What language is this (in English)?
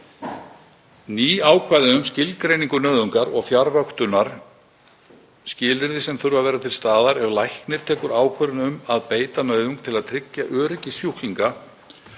Icelandic